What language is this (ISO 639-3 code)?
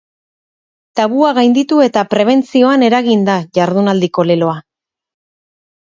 eus